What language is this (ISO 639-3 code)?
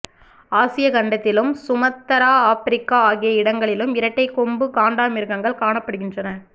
tam